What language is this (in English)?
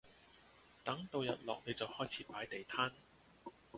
Cantonese